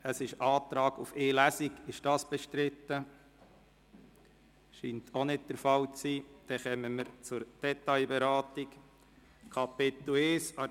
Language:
Swiss German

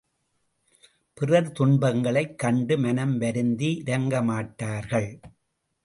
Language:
Tamil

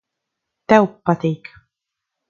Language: Latvian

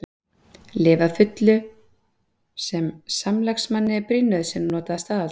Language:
Icelandic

